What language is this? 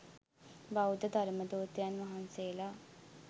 Sinhala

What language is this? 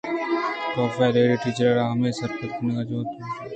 Eastern Balochi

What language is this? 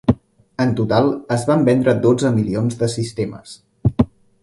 Catalan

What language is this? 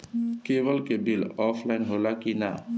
Bhojpuri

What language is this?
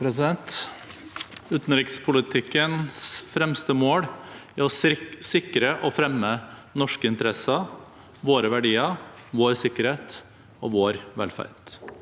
Norwegian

